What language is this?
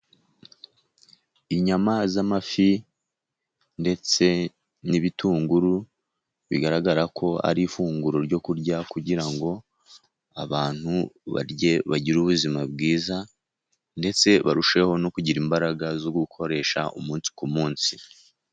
Kinyarwanda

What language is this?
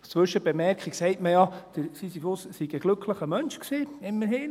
Swiss German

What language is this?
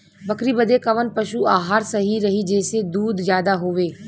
Bhojpuri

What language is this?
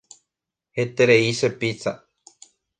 Guarani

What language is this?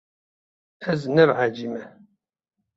Kurdish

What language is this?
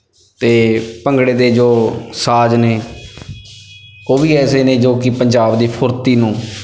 Punjabi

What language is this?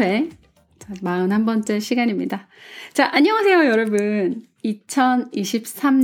Korean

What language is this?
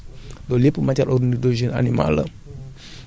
Wolof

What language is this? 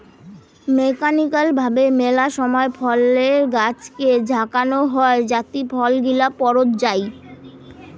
Bangla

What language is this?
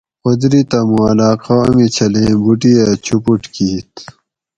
Gawri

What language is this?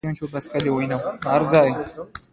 Pashto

